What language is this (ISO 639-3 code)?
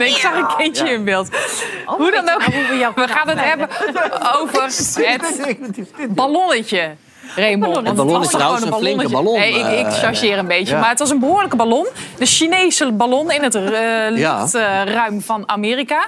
nld